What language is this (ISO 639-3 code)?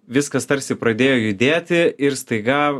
lit